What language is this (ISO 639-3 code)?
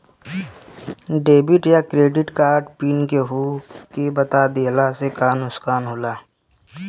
bho